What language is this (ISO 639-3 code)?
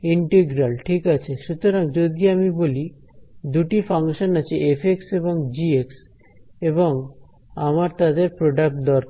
ben